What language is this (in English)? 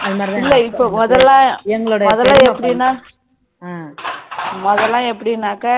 Tamil